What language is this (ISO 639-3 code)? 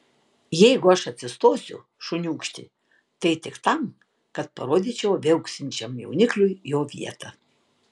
lit